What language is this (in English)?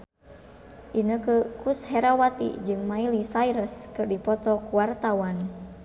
Sundanese